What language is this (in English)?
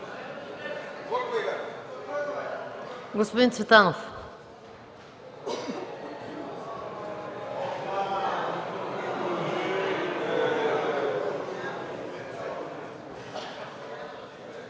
Bulgarian